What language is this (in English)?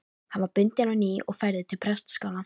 Icelandic